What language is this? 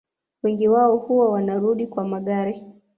Swahili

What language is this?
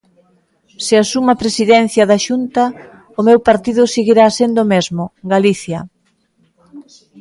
Galician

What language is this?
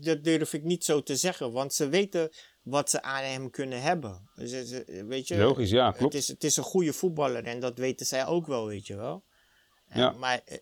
Dutch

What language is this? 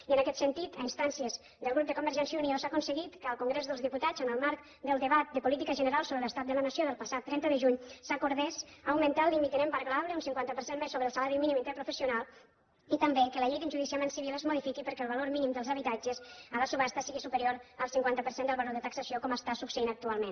Catalan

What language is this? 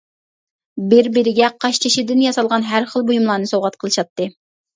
Uyghur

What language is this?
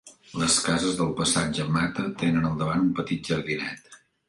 Catalan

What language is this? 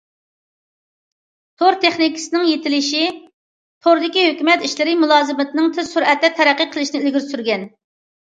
Uyghur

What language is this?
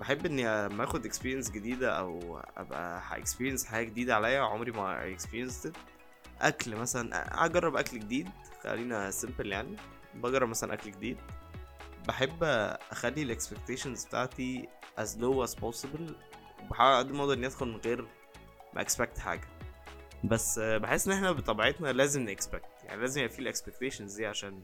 Arabic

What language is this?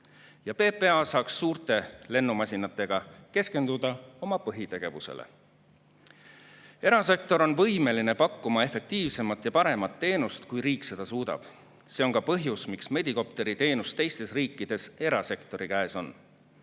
Estonian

